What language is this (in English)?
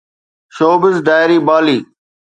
Sindhi